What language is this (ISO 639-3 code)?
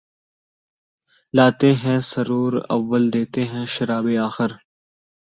urd